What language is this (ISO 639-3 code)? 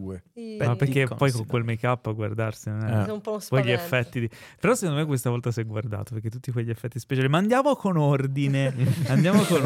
ita